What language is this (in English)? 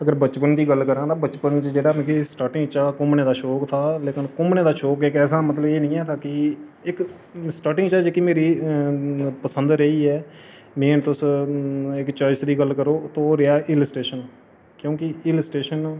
Dogri